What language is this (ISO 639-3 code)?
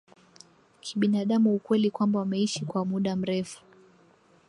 swa